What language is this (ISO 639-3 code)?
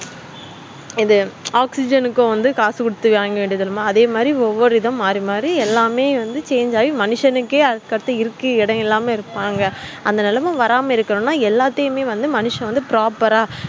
tam